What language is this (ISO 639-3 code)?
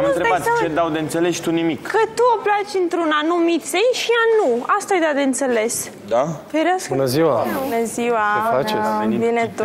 ron